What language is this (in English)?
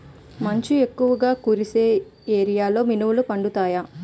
Telugu